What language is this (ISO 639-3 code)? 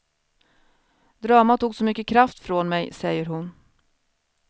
swe